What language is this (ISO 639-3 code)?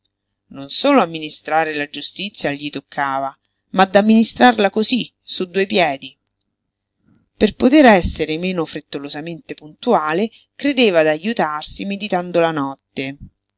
ita